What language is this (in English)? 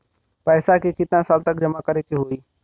Bhojpuri